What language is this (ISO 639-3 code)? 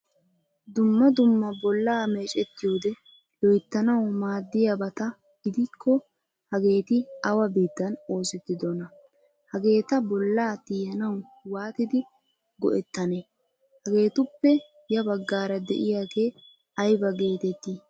wal